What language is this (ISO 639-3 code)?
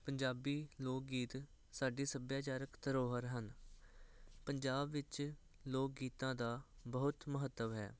pan